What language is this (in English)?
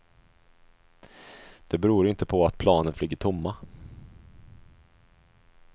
Swedish